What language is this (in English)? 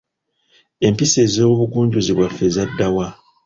Ganda